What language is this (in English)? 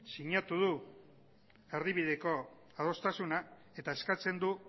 Basque